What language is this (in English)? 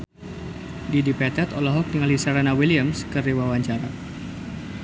Sundanese